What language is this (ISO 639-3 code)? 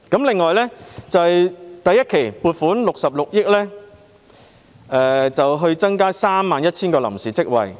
yue